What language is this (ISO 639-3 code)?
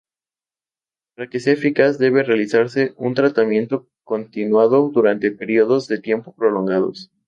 spa